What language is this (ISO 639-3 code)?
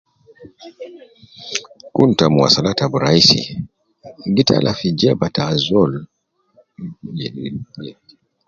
kcn